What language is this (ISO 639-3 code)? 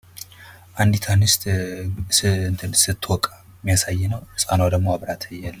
amh